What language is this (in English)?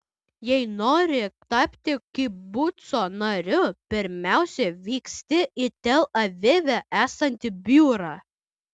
Lithuanian